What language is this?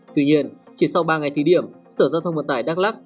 Vietnamese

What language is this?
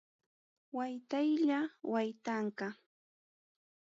Ayacucho Quechua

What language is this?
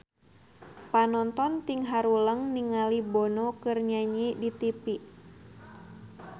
Sundanese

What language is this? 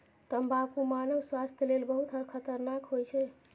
Maithili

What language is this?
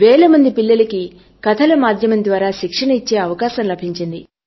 Telugu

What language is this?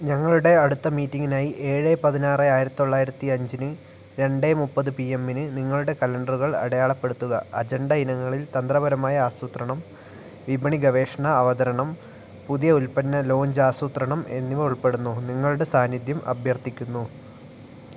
Malayalam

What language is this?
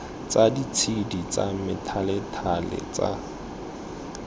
Tswana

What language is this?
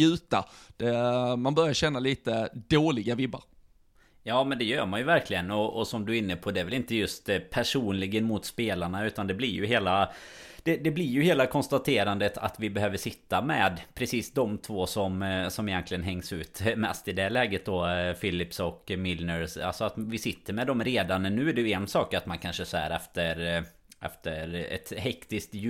Swedish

